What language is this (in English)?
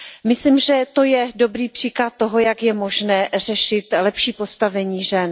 Czech